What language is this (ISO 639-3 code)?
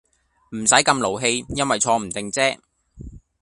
yue